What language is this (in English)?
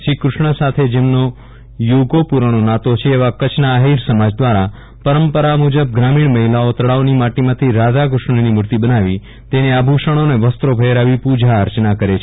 Gujarati